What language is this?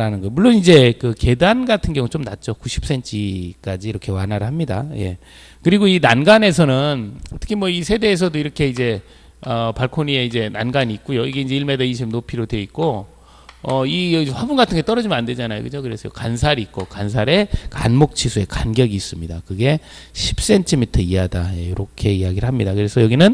Korean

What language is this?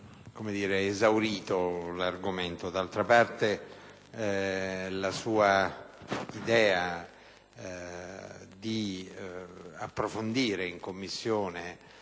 Italian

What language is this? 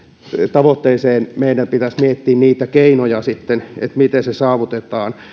Finnish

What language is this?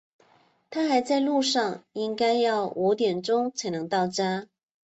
Chinese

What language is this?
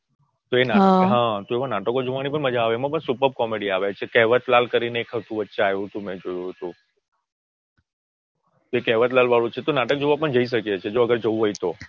Gujarati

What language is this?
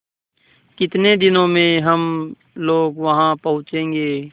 Hindi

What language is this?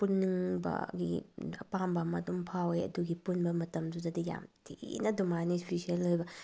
Manipuri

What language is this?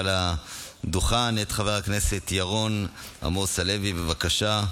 Hebrew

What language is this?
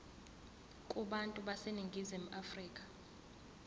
Zulu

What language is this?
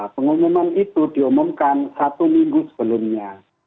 Indonesian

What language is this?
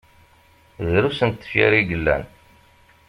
Kabyle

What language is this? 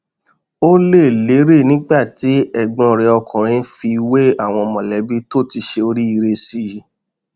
Yoruba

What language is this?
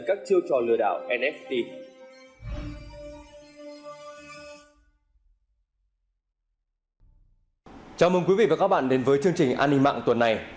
Vietnamese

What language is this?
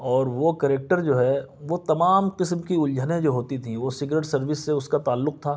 Urdu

